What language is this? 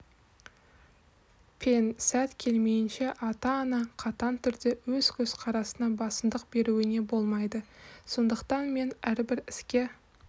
Kazakh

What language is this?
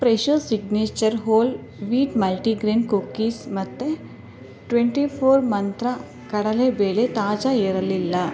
Kannada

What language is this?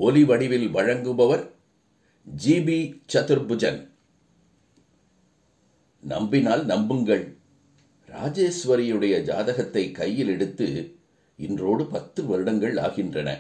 Tamil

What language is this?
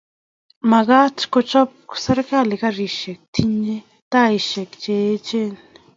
Kalenjin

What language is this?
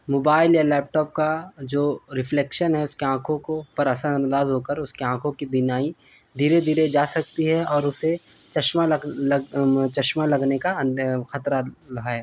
Urdu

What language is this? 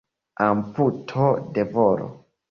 Esperanto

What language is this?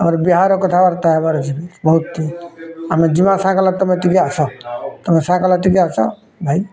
Odia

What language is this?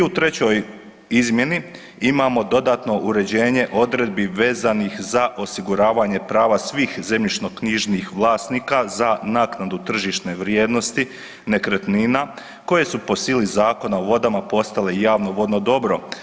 Croatian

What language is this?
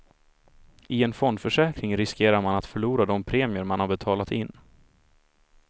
Swedish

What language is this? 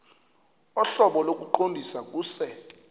Xhosa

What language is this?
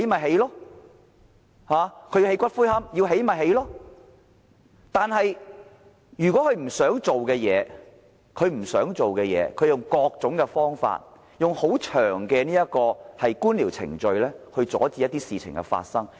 Cantonese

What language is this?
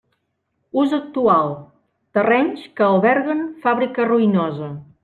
Catalan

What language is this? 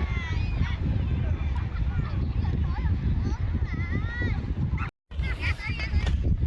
Russian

